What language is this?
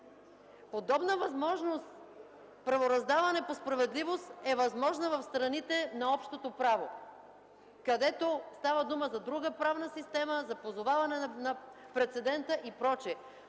Bulgarian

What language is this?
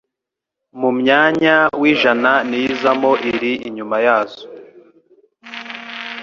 Kinyarwanda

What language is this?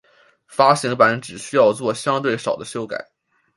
Chinese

